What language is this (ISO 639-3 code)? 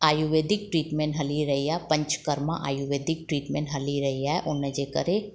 snd